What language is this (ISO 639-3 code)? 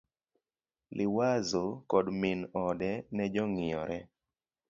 luo